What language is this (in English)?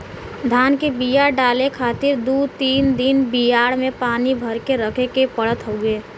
Bhojpuri